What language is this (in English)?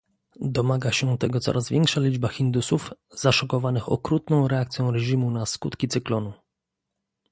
Polish